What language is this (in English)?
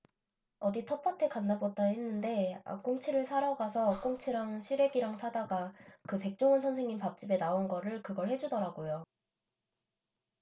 Korean